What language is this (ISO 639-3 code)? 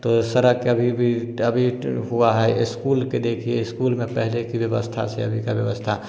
hin